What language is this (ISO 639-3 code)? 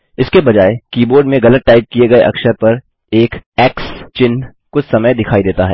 hin